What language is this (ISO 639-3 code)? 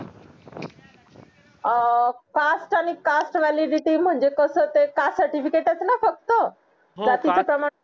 mar